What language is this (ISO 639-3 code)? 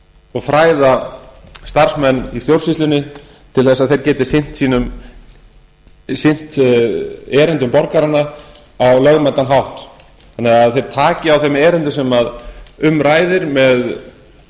isl